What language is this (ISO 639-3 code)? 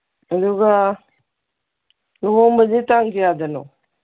mni